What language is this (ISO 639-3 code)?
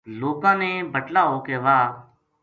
gju